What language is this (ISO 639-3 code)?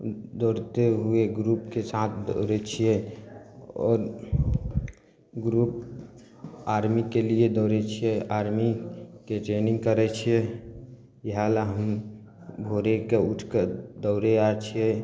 mai